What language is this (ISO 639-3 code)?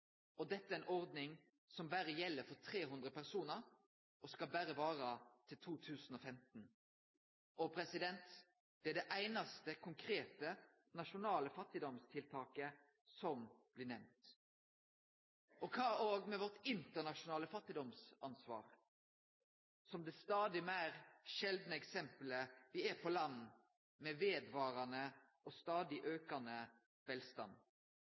nno